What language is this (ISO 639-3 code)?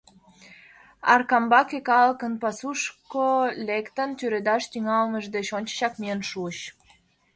chm